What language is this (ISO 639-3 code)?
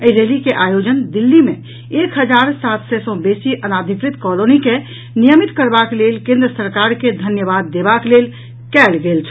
mai